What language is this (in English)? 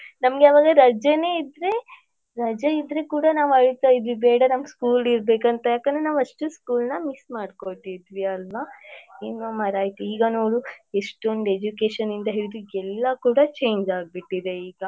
Kannada